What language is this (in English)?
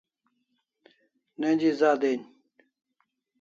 Kalasha